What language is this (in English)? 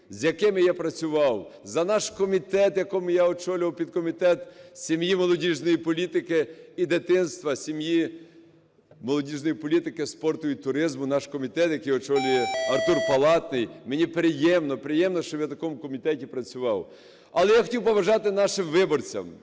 Ukrainian